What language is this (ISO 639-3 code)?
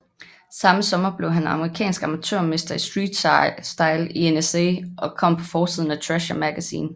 dan